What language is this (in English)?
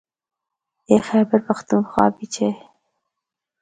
Northern Hindko